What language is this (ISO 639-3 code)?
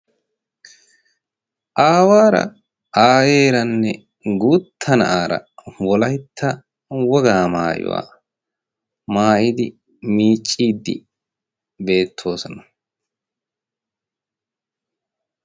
wal